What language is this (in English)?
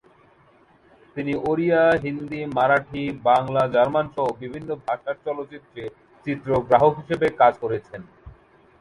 Bangla